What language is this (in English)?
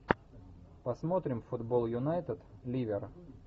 Russian